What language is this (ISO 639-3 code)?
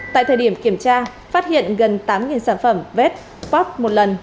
vie